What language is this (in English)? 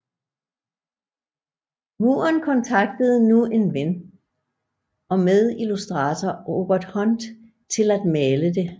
Danish